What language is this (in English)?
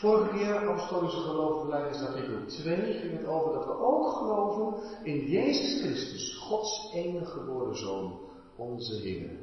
Dutch